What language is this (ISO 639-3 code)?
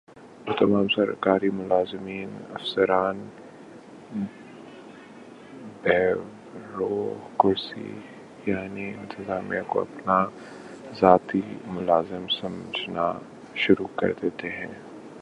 urd